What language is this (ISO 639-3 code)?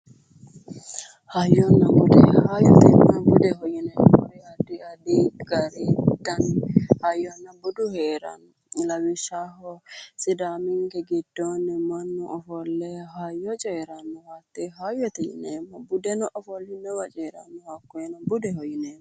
sid